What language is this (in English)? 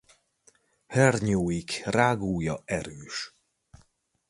Hungarian